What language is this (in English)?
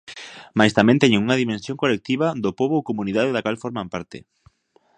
Galician